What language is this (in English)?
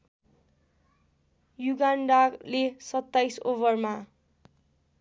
Nepali